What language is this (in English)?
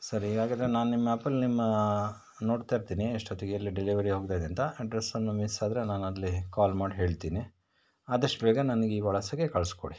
Kannada